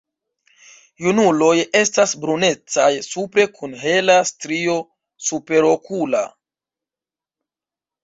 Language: Esperanto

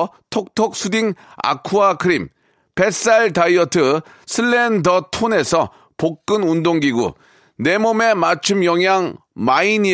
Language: Korean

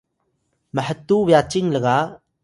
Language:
Atayal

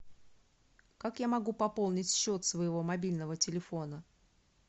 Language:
Russian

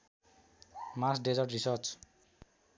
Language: Nepali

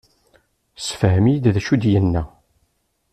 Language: Kabyle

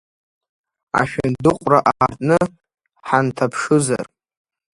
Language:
Abkhazian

